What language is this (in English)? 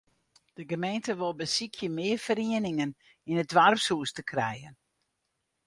Western Frisian